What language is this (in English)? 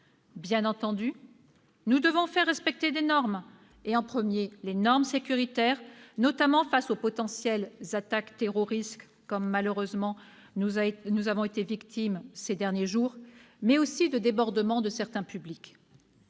French